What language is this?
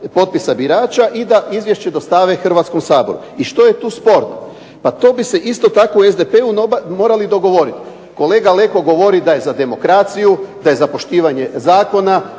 Croatian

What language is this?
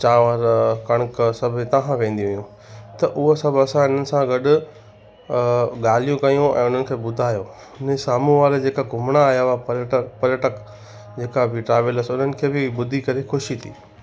Sindhi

